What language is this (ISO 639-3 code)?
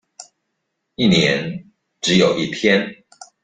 zho